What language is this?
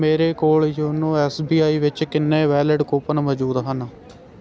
Punjabi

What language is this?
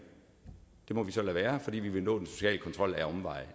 Danish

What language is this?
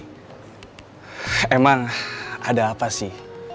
Indonesian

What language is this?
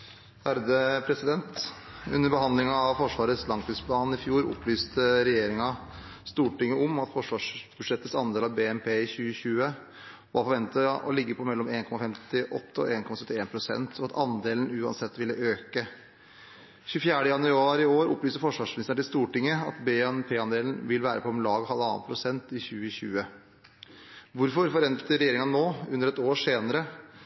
Norwegian Bokmål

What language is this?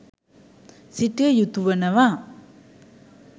Sinhala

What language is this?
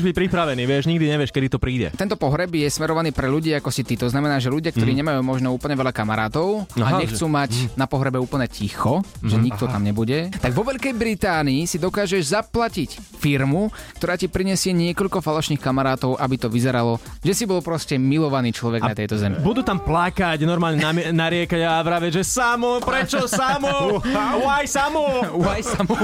Slovak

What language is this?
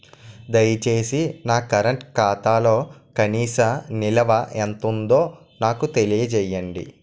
Telugu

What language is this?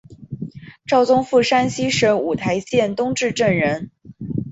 Chinese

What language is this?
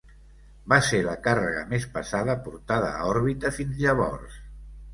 Catalan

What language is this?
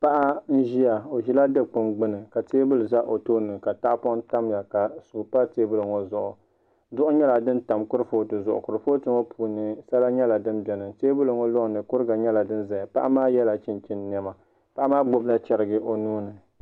Dagbani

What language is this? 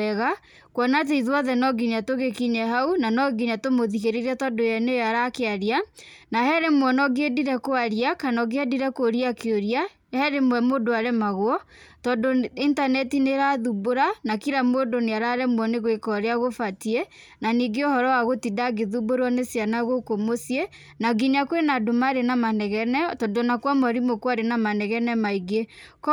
Kikuyu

